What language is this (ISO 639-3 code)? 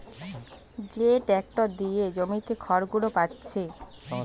ben